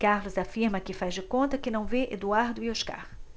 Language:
Portuguese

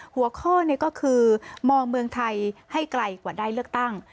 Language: Thai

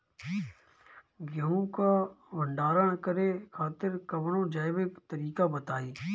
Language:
Bhojpuri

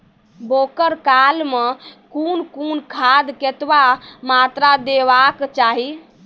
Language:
Maithili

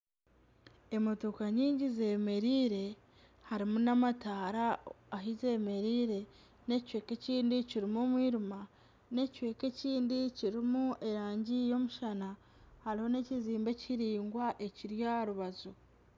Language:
Nyankole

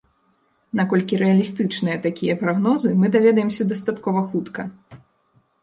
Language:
Belarusian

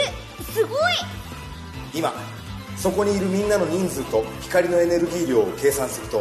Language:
Japanese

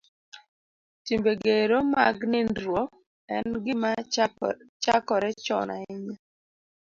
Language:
Luo (Kenya and Tanzania)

